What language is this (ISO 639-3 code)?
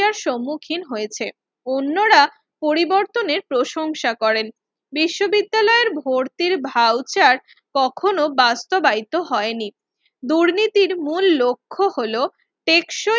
ben